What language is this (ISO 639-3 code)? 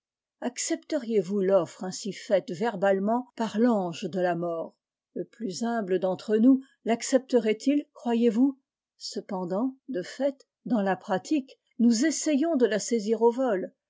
fra